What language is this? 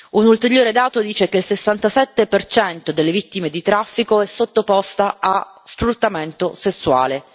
Italian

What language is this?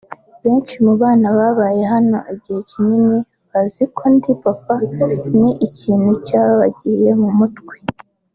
Kinyarwanda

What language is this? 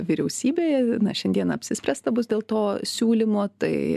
Lithuanian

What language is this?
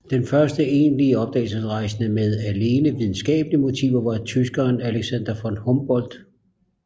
Danish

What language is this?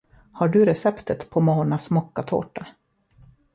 Swedish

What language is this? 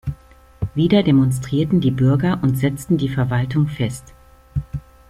German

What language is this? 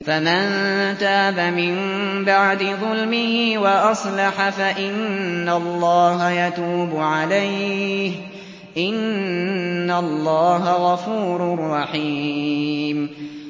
Arabic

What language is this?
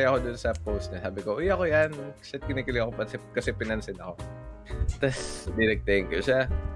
Filipino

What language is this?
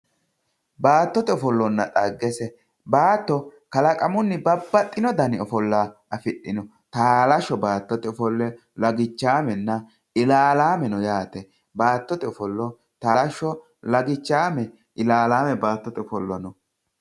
Sidamo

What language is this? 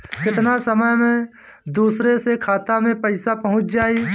Bhojpuri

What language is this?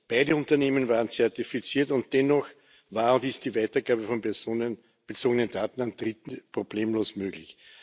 German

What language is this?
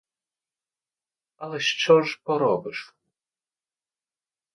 Ukrainian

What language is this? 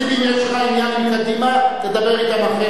Hebrew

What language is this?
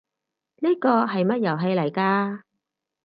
Cantonese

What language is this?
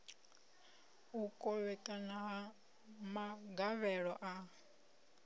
Venda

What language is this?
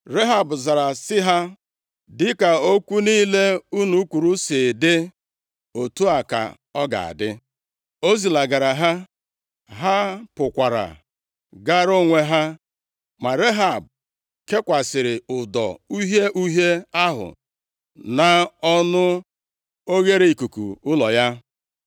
Igbo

